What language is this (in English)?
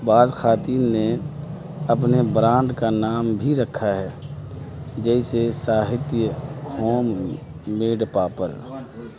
Urdu